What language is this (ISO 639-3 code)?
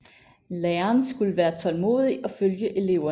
dan